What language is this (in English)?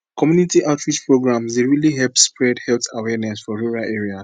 Nigerian Pidgin